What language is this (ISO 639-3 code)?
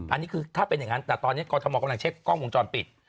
tha